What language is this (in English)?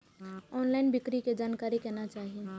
Maithili